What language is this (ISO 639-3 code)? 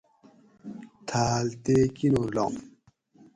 gwc